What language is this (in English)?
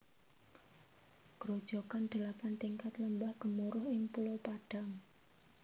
Javanese